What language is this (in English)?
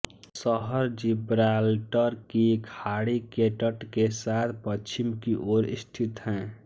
Hindi